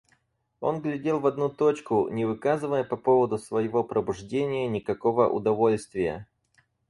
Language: Russian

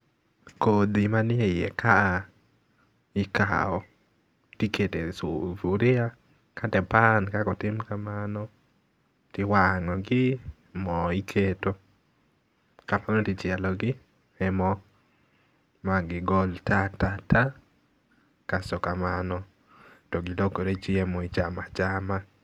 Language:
Luo (Kenya and Tanzania)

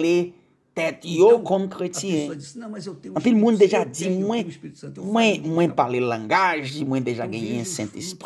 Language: Portuguese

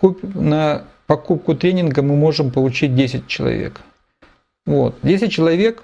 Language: Russian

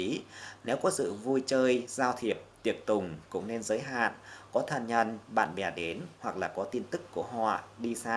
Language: Vietnamese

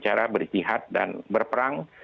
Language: Indonesian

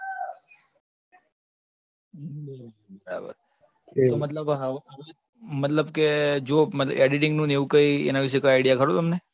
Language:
Gujarati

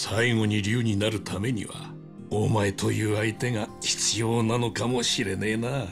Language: Japanese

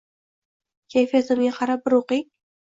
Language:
Uzbek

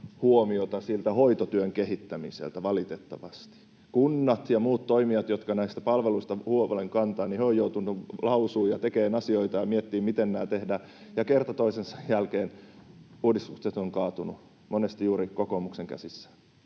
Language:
Finnish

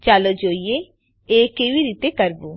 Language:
Gujarati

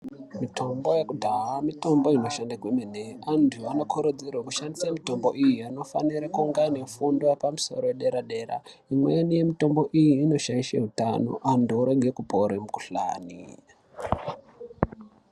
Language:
Ndau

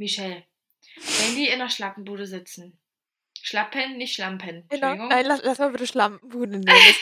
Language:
German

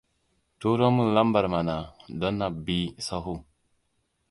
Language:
Hausa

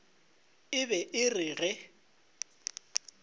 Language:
Northern Sotho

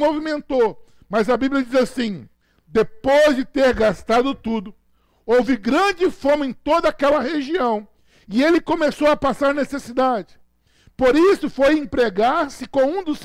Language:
Portuguese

